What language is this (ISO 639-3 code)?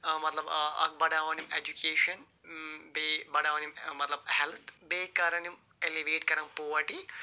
kas